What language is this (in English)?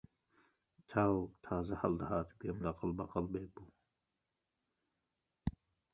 Central Kurdish